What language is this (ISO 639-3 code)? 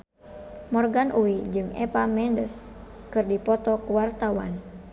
sun